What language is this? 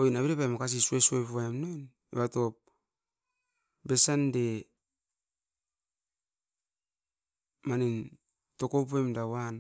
Askopan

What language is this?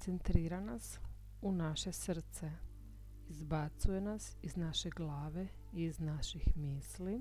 Croatian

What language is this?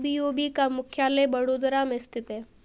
Hindi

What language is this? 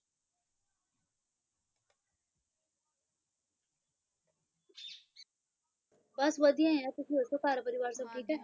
Punjabi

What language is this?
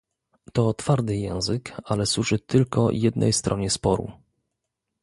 Polish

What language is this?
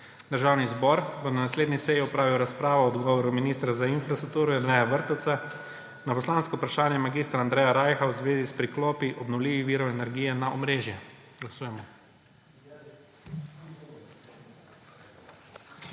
Slovenian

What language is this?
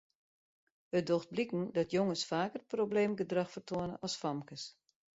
Western Frisian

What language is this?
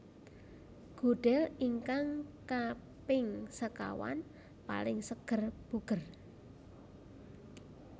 Javanese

